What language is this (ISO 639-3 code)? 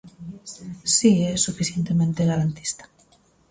glg